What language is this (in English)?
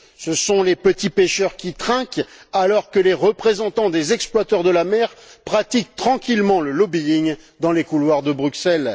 French